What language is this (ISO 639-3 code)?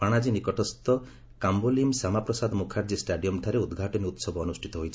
ori